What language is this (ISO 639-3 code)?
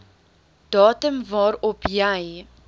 afr